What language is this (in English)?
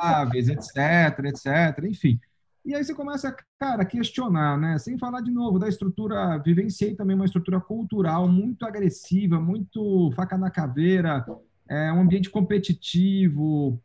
Portuguese